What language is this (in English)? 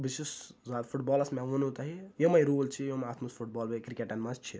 Kashmiri